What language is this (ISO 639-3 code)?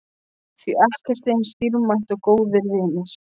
isl